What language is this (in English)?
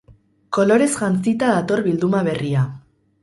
Basque